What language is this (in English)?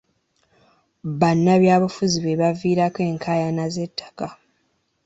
Ganda